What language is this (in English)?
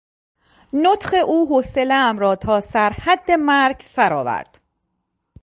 Persian